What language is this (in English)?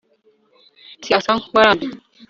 Kinyarwanda